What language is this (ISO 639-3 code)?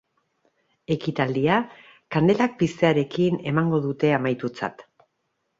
eus